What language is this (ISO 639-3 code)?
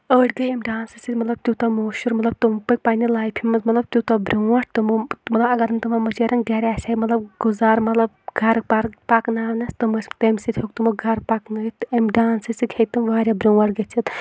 kas